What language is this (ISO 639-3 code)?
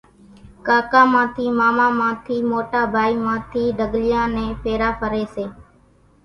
gjk